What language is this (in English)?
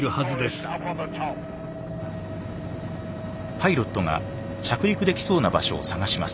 Japanese